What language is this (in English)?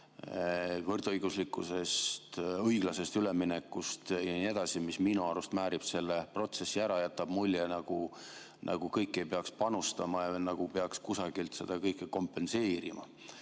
Estonian